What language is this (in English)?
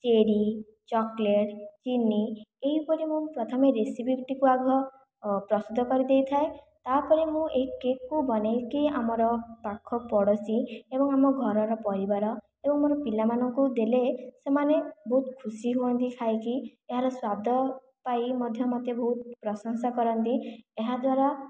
Odia